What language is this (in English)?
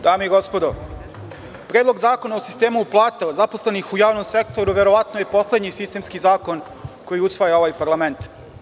Serbian